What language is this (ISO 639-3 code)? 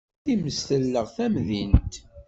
kab